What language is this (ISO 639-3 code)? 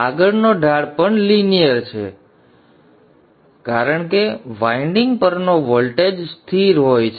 guj